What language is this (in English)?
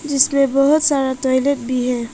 Hindi